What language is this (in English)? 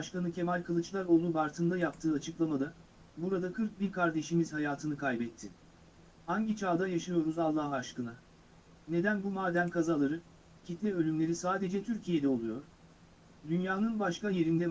Turkish